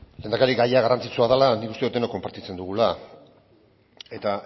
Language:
Basque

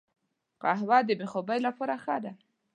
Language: Pashto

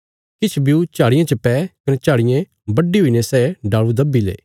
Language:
Bilaspuri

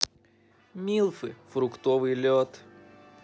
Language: Russian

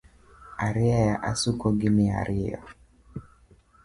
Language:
Luo (Kenya and Tanzania)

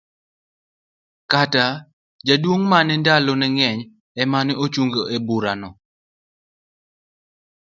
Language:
Luo (Kenya and Tanzania)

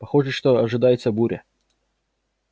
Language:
Russian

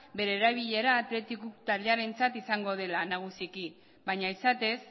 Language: Basque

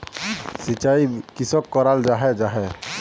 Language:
Magahi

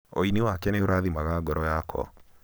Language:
Kikuyu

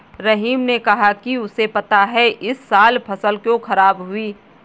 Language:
Hindi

